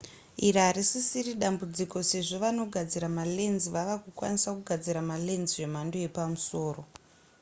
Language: Shona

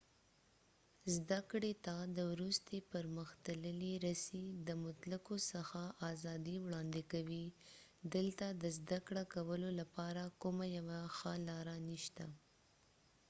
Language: Pashto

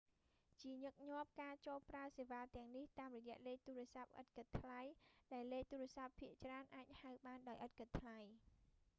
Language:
Khmer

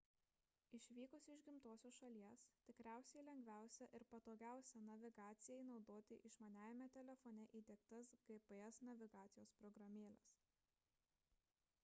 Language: Lithuanian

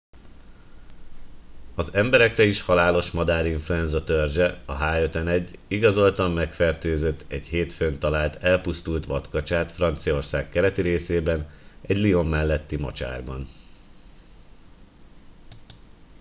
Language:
Hungarian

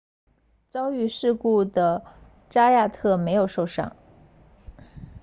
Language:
Chinese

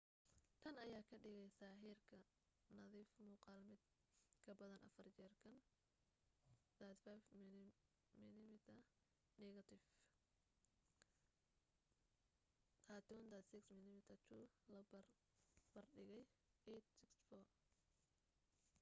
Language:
Somali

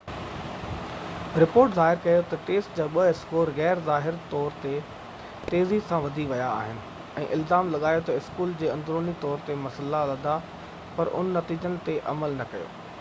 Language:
Sindhi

